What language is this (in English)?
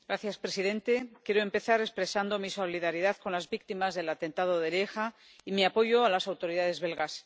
Spanish